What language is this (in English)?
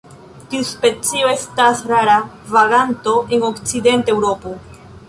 Esperanto